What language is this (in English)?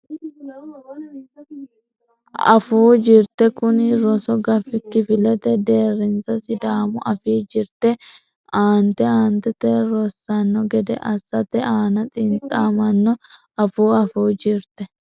Sidamo